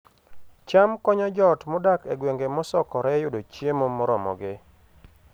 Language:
Luo (Kenya and Tanzania)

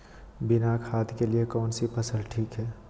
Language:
Magahi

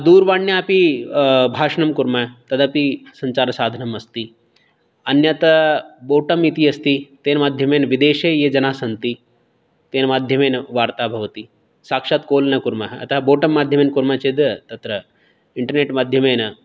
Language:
Sanskrit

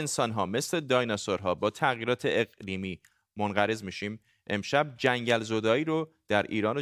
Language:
Persian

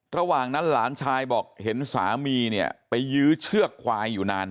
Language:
Thai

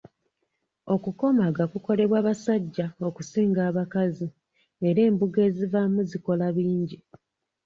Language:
Ganda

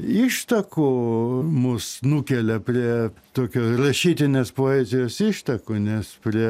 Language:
Lithuanian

